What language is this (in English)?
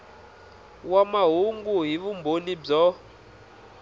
Tsonga